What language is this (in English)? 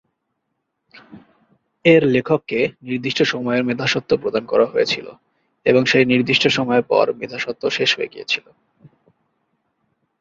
Bangla